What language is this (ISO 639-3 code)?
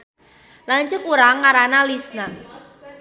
sun